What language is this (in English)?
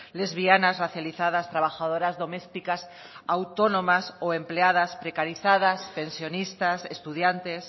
Spanish